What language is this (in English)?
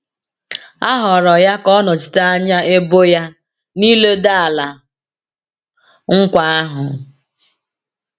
Igbo